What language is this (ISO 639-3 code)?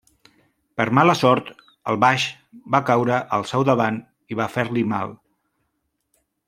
cat